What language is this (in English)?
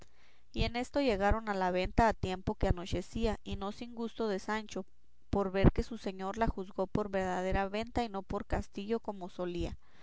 Spanish